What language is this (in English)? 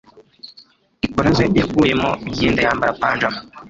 Kinyarwanda